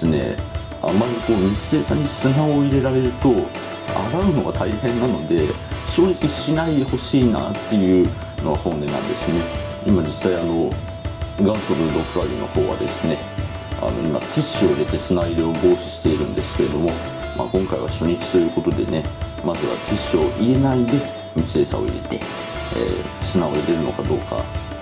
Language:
Japanese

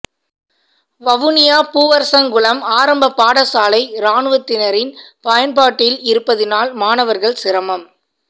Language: Tamil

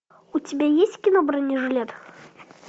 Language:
Russian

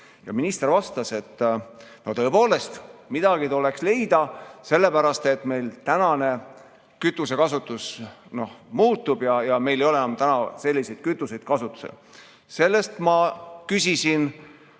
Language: Estonian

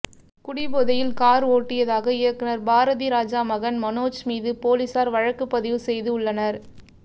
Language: Tamil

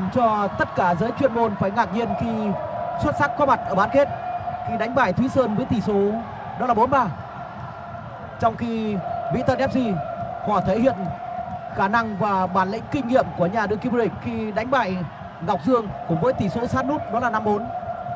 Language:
Vietnamese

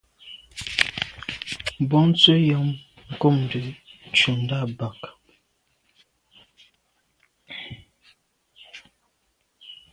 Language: Medumba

